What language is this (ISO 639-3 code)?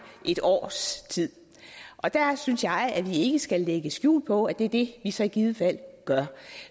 dan